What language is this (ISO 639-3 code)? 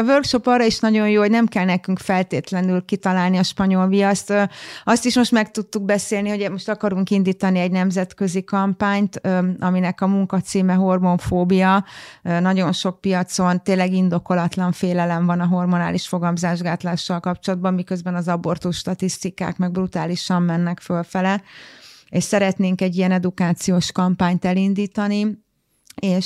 hun